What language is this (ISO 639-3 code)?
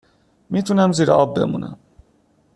fas